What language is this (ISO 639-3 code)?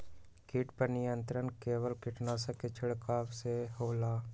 mag